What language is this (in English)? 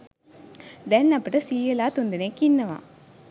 Sinhala